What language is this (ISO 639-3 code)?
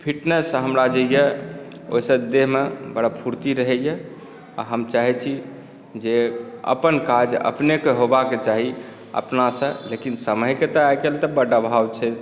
mai